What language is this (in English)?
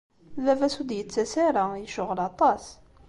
Kabyle